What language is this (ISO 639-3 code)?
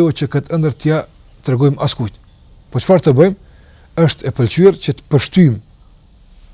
ara